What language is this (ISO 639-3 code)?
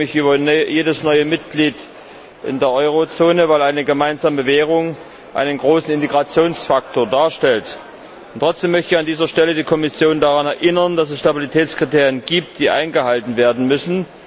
deu